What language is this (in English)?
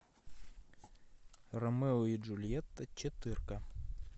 Russian